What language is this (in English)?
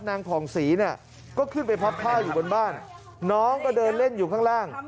Thai